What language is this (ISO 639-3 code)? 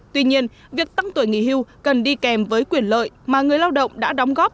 vie